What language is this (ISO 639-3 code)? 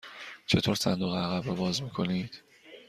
fas